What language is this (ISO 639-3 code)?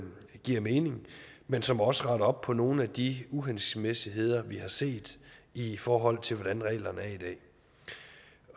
dan